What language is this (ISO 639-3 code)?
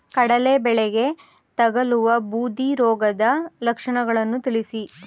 kan